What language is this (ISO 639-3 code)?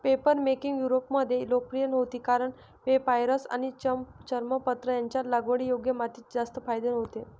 mar